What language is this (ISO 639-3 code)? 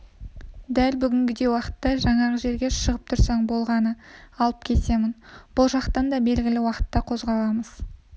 kaz